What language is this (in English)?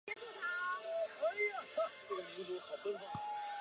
Chinese